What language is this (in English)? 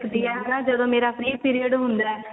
Punjabi